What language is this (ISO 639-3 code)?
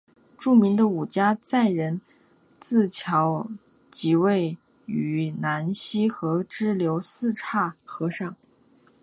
zho